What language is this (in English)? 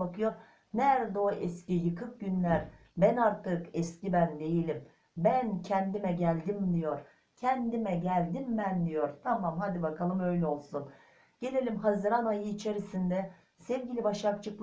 Turkish